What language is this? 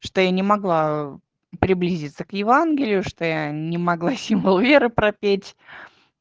Russian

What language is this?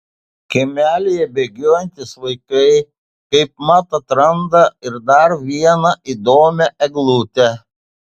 Lithuanian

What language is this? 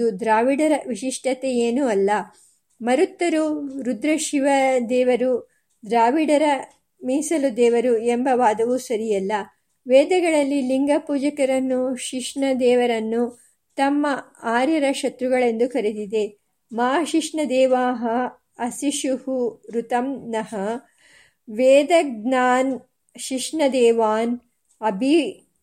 Kannada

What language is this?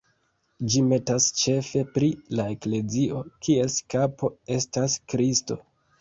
Esperanto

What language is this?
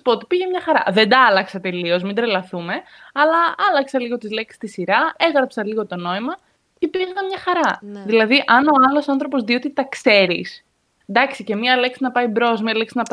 Greek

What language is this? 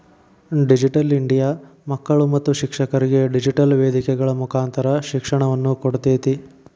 Kannada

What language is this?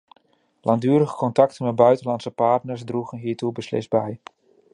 Dutch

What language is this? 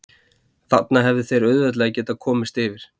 Icelandic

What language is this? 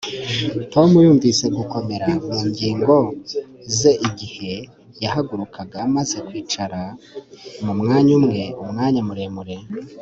Kinyarwanda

